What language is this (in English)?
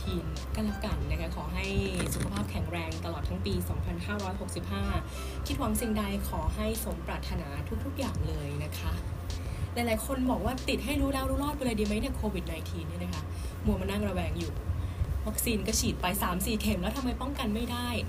Thai